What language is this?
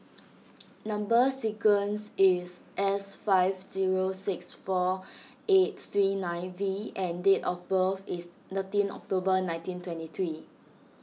English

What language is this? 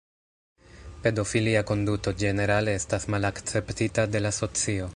Esperanto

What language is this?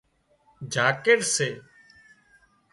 Wadiyara Koli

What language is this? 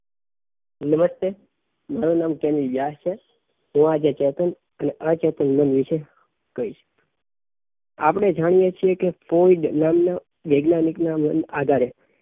Gujarati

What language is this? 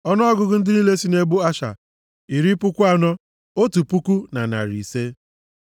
Igbo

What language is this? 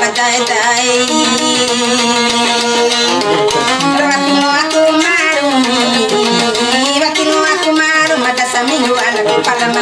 Turkish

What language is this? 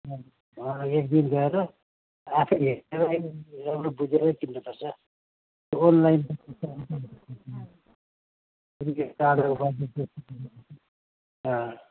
Nepali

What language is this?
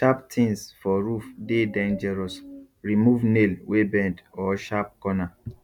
Nigerian Pidgin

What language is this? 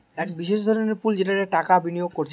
Bangla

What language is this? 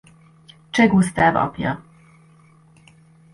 Hungarian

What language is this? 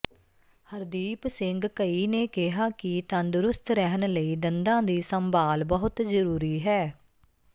Punjabi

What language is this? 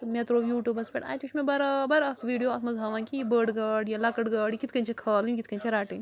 Kashmiri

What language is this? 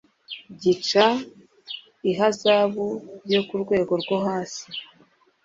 Kinyarwanda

